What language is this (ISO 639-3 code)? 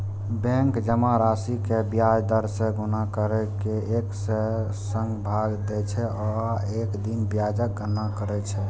mai